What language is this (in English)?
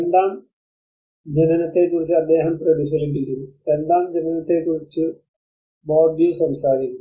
Malayalam